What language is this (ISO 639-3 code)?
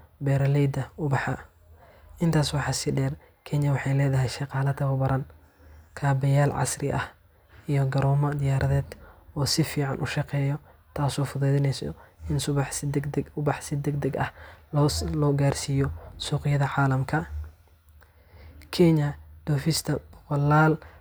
som